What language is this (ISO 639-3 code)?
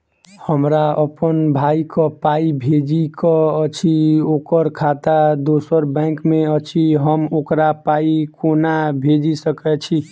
mai